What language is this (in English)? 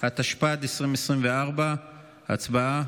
Hebrew